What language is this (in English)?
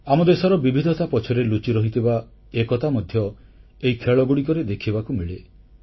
Odia